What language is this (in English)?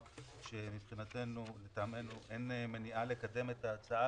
Hebrew